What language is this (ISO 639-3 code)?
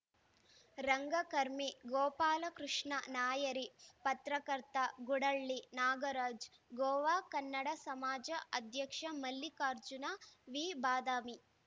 kan